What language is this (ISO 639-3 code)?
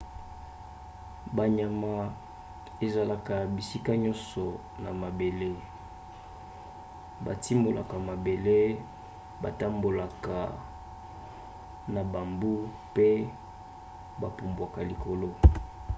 lin